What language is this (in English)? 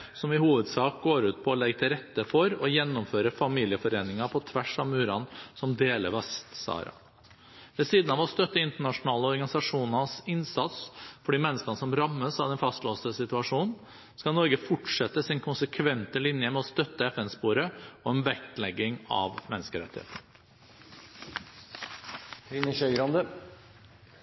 Norwegian Bokmål